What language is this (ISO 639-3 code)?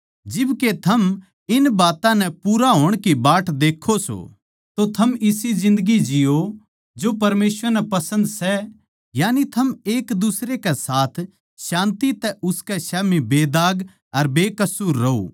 bgc